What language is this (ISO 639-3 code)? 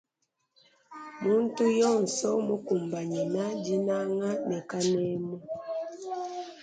lua